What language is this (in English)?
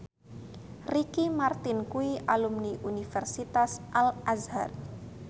Javanese